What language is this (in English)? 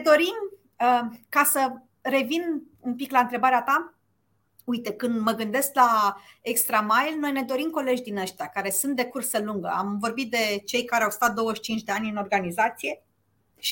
Romanian